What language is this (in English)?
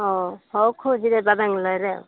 Odia